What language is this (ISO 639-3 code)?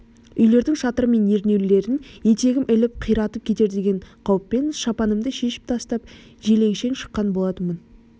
kaz